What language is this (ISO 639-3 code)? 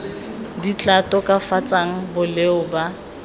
tsn